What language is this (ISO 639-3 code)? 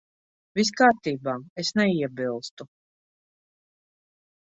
lav